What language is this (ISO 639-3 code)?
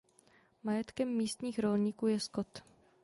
ces